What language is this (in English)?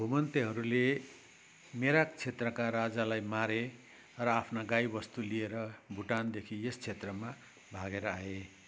Nepali